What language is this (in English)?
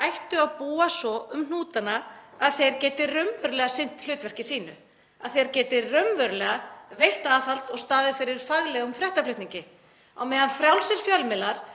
Icelandic